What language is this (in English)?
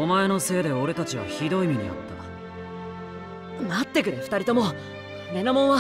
Japanese